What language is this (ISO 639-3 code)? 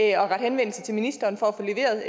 dan